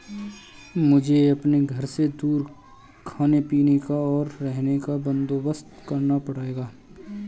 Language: Hindi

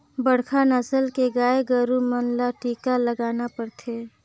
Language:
Chhattisgarhi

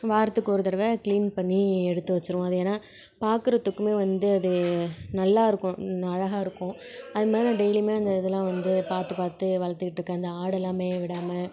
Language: Tamil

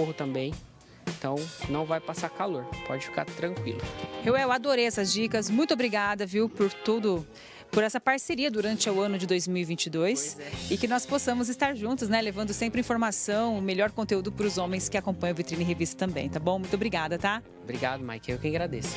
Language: Portuguese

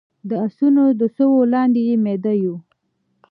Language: Pashto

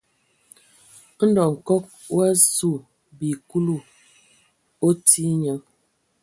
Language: Ewondo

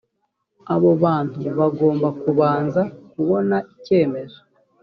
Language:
Kinyarwanda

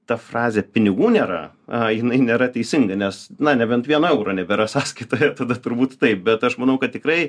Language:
Lithuanian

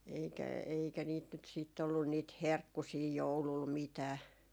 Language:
Finnish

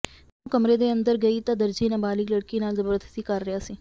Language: Punjabi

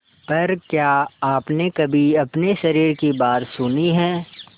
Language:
Hindi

